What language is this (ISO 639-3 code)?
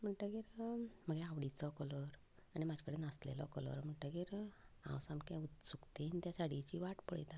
kok